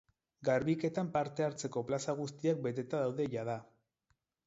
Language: Basque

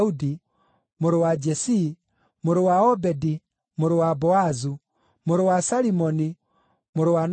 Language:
Kikuyu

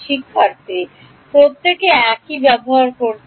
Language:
Bangla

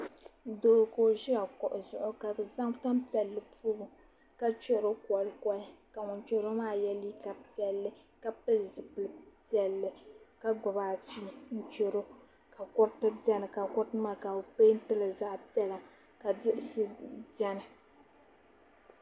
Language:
Dagbani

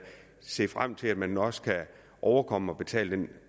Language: Danish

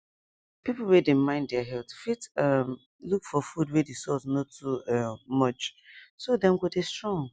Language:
Nigerian Pidgin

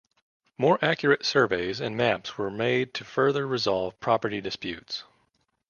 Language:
English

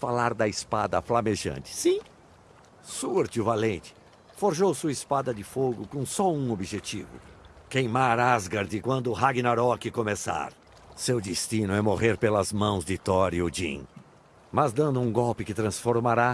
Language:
Portuguese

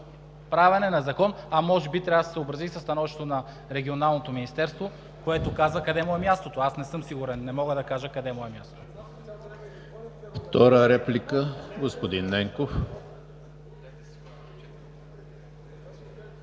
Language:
Bulgarian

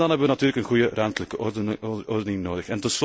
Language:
Dutch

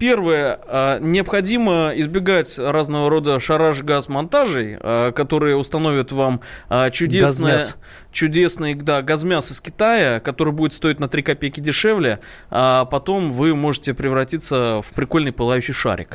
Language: Russian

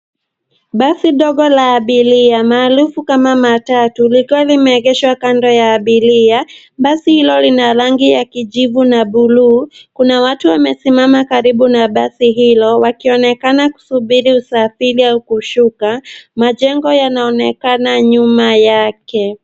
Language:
Swahili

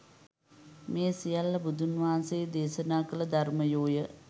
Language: Sinhala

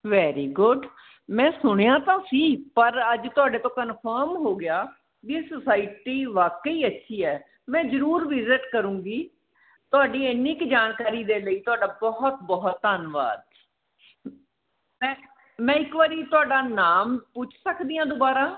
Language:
Punjabi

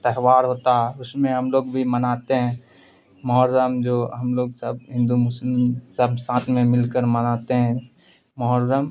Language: Urdu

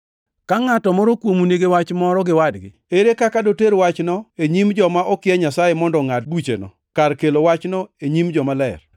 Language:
Luo (Kenya and Tanzania)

